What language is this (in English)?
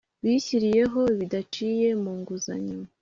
Kinyarwanda